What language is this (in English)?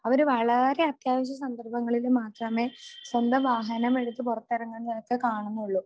Malayalam